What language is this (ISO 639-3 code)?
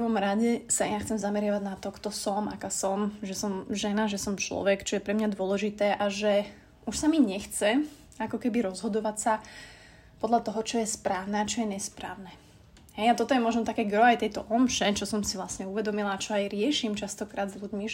slk